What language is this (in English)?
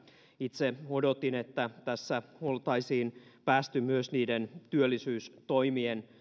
Finnish